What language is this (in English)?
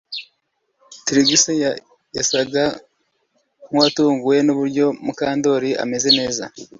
Kinyarwanda